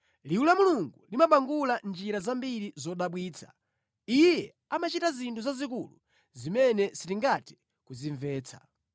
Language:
Nyanja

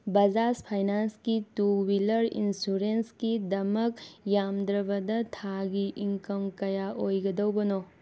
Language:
Manipuri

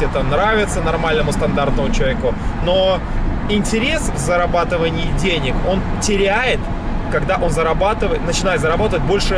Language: Russian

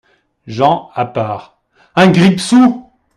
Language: French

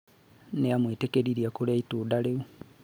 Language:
Kikuyu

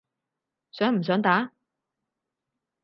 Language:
Cantonese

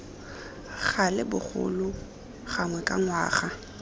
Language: Tswana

